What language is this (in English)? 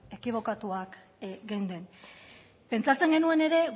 Basque